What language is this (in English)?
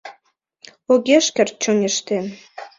Mari